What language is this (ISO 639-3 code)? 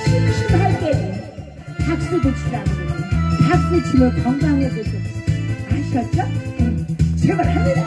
kor